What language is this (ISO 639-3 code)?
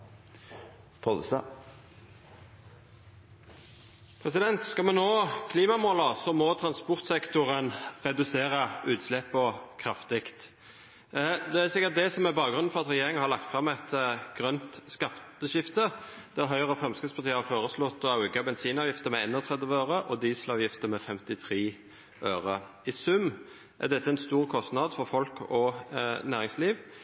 nno